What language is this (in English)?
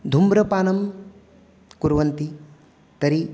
Sanskrit